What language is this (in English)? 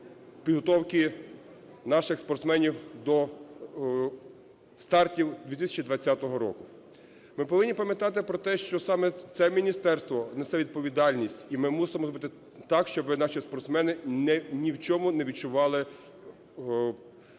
Ukrainian